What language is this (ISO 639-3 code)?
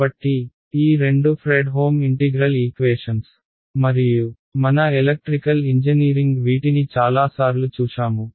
tel